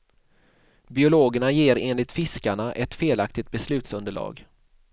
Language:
Swedish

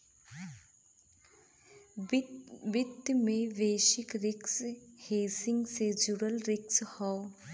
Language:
Bhojpuri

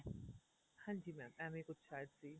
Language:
Punjabi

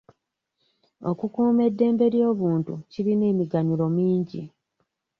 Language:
Ganda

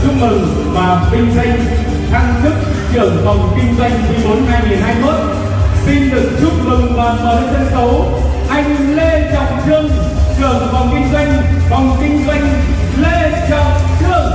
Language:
Vietnamese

